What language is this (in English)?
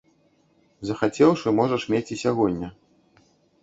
Belarusian